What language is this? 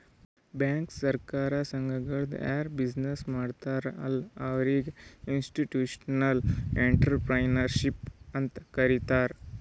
Kannada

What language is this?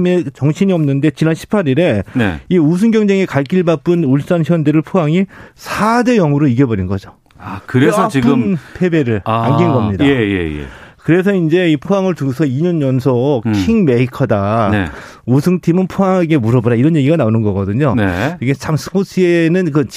Korean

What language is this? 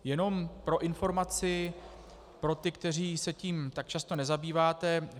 Czech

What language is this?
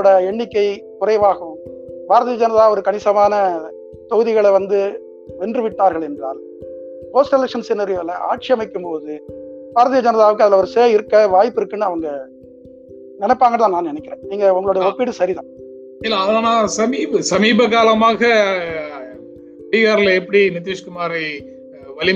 Tamil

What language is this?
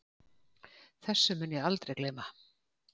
Icelandic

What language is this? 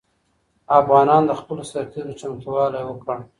Pashto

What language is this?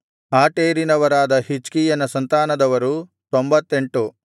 Kannada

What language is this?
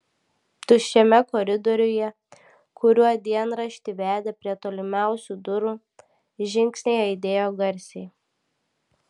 Lithuanian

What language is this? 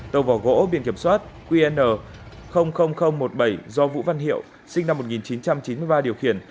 Vietnamese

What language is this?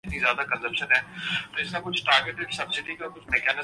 Urdu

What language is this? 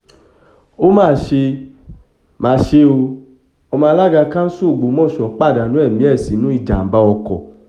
Yoruba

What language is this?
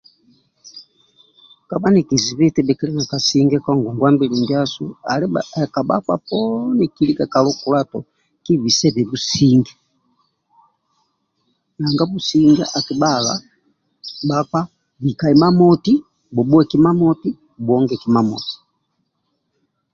Amba (Uganda)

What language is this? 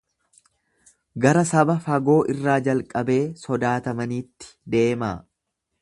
Oromo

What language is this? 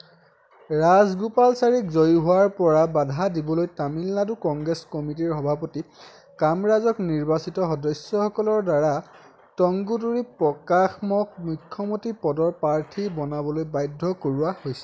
Assamese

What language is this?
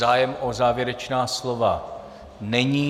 Czech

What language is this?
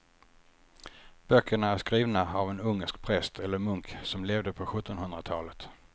Swedish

